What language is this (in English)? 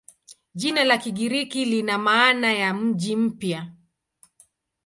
Swahili